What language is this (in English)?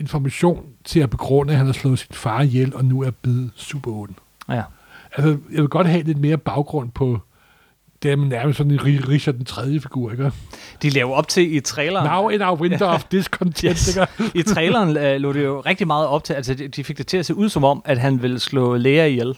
Danish